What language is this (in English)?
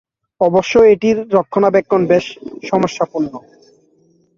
Bangla